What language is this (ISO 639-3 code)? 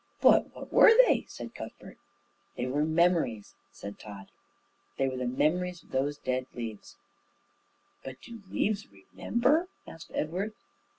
eng